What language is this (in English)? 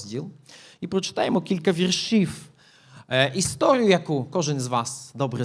Ukrainian